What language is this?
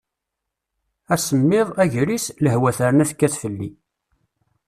Kabyle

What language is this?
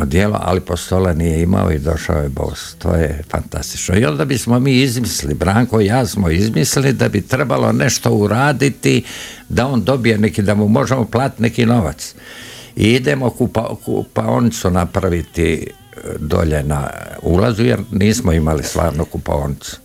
Croatian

